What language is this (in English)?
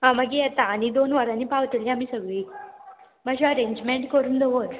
Konkani